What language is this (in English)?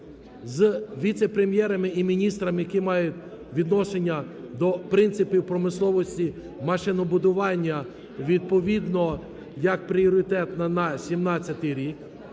Ukrainian